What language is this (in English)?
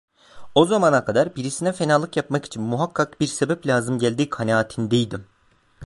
Turkish